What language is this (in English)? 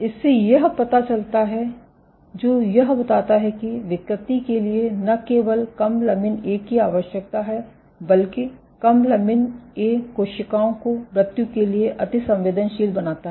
Hindi